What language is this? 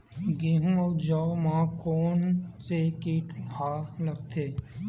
Chhattisgarhi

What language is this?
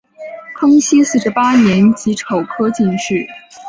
Chinese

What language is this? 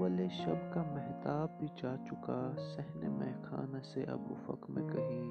Urdu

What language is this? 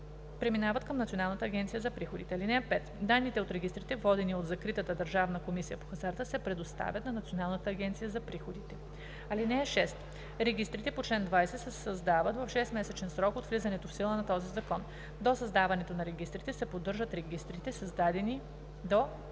Bulgarian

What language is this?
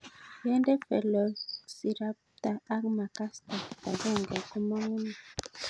Kalenjin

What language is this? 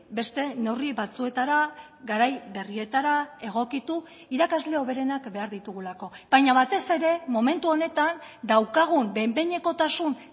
Basque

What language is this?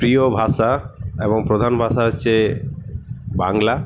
Bangla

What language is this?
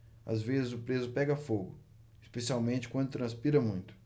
Portuguese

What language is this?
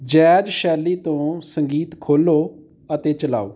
Punjabi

